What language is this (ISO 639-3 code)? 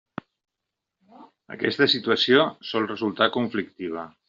cat